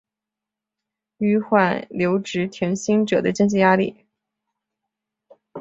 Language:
Chinese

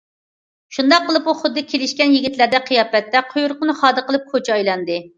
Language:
Uyghur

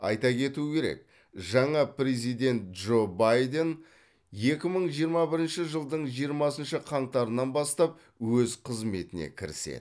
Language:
Kazakh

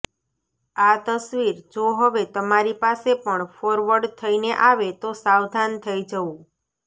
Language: Gujarati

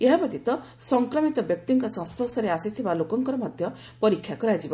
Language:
Odia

